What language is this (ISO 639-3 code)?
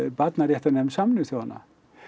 isl